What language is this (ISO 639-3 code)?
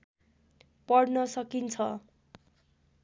nep